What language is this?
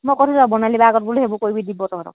Assamese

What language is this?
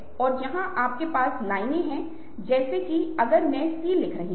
Hindi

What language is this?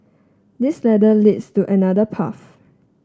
English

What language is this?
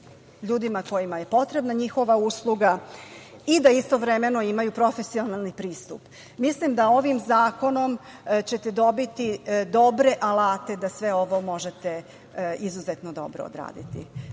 Serbian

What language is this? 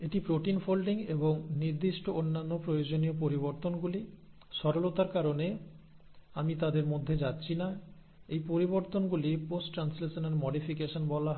Bangla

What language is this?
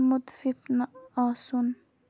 Kashmiri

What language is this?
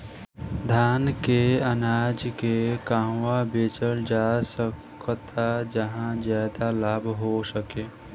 Bhojpuri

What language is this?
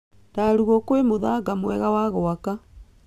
Kikuyu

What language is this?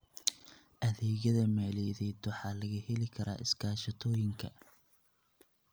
Somali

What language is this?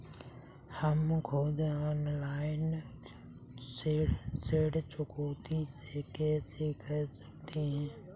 Hindi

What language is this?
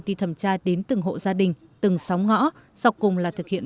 Vietnamese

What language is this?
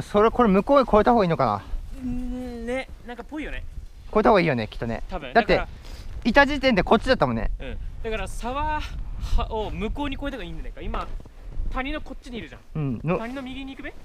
Japanese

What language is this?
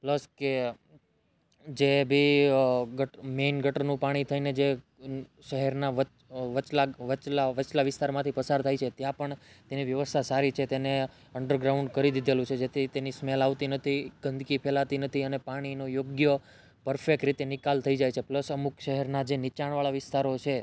Gujarati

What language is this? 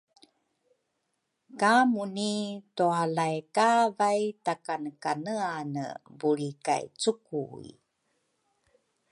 Rukai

